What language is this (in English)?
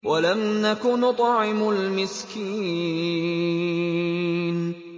Arabic